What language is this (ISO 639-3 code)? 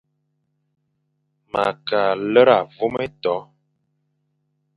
fan